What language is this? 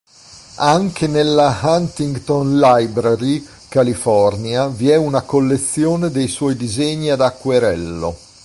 Italian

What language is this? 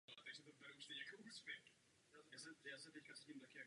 Czech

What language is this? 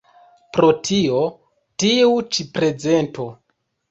Esperanto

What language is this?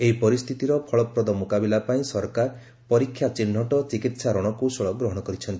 Odia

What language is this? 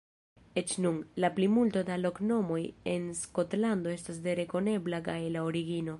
Esperanto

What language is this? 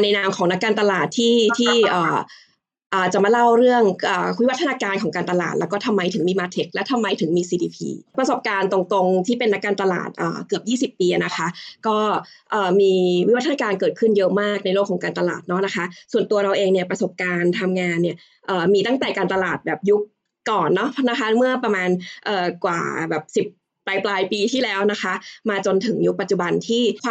Thai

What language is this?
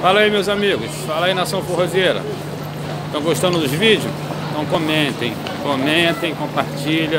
Portuguese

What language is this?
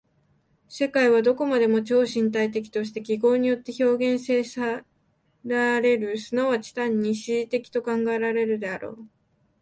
Japanese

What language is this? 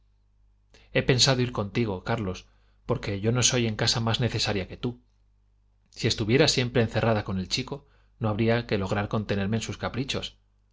Spanish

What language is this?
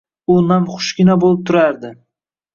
Uzbek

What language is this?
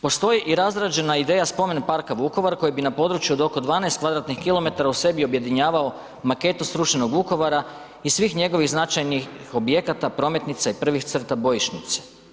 Croatian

